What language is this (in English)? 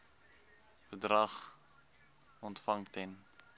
Afrikaans